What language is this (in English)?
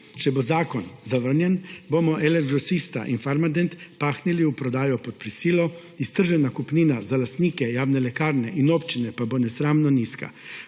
Slovenian